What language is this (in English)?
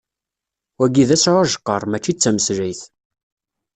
Kabyle